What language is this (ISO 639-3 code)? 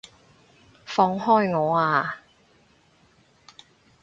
yue